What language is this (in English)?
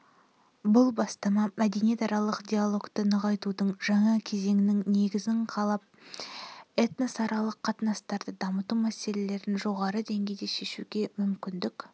Kazakh